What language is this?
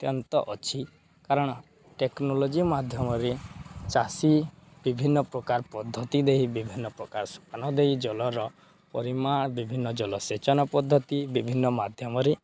Odia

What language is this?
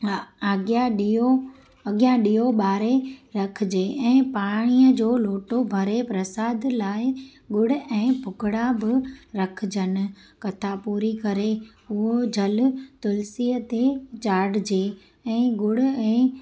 Sindhi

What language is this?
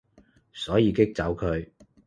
Cantonese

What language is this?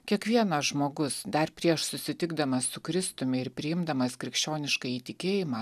Lithuanian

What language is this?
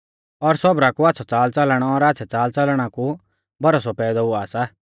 Mahasu Pahari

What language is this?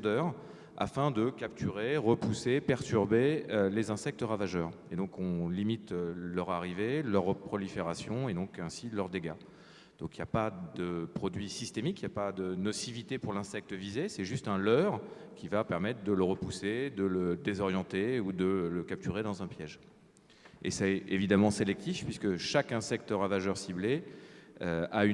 French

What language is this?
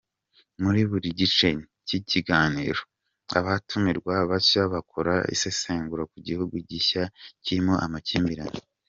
Kinyarwanda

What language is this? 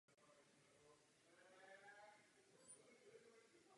Czech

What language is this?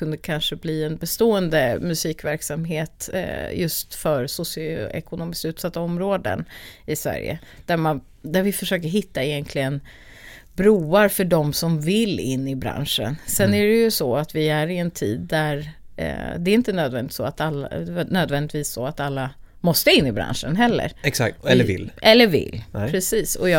Swedish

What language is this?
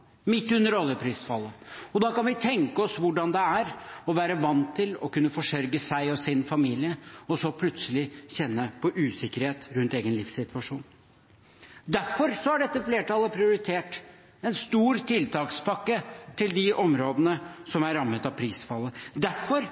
Norwegian Bokmål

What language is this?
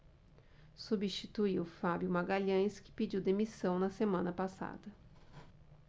Portuguese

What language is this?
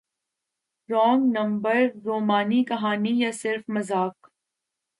Urdu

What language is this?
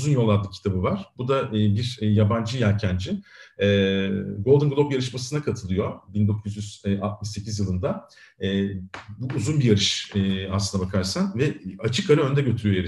Turkish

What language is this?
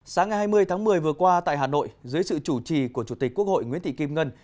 Vietnamese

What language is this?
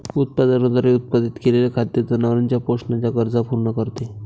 Marathi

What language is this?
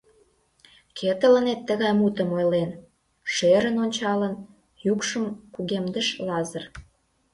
Mari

